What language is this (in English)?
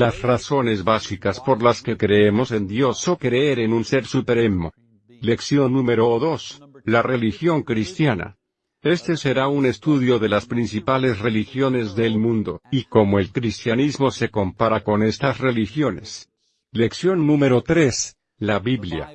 Spanish